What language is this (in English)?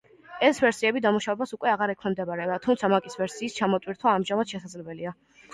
Georgian